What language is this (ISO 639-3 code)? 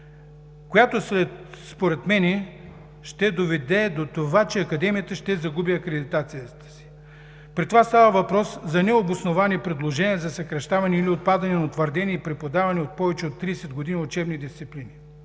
bul